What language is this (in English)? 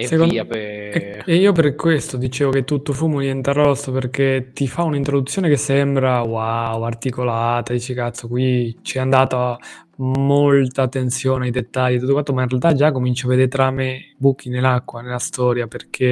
Italian